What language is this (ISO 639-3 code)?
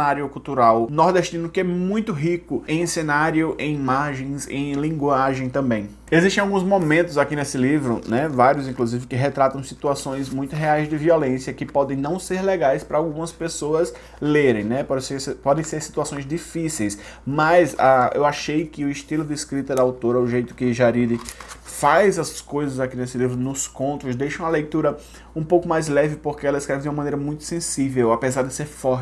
por